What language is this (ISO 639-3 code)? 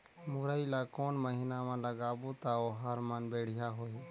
hne